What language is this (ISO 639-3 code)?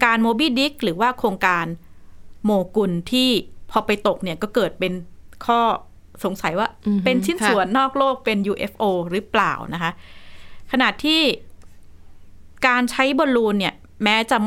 tha